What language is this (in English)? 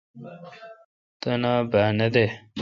Kalkoti